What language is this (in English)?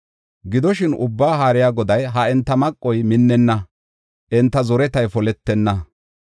Gofa